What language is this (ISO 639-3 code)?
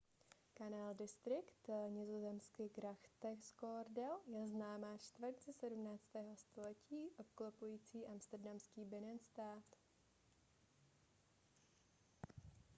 ces